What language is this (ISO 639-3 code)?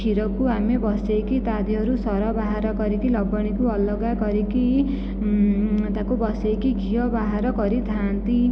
ori